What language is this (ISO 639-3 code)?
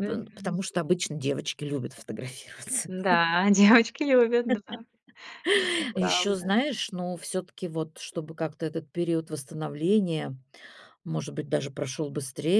rus